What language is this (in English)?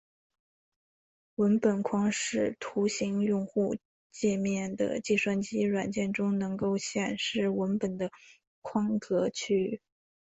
Chinese